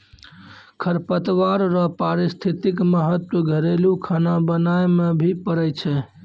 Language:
Maithili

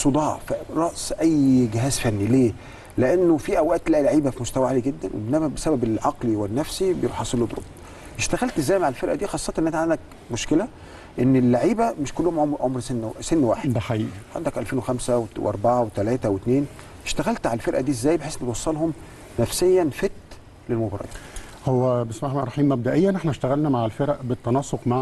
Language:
Arabic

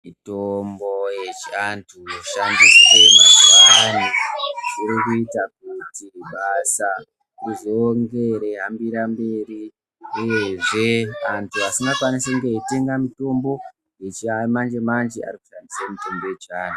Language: Ndau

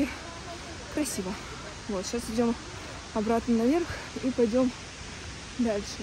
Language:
Russian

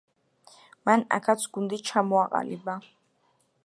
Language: Georgian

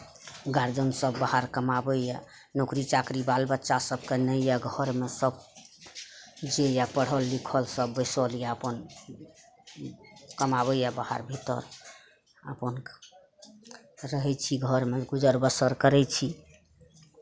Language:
Maithili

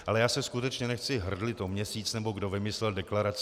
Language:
Czech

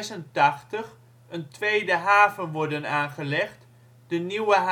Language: Dutch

